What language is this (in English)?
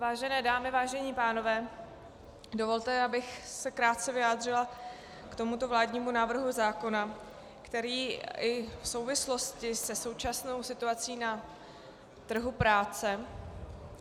Czech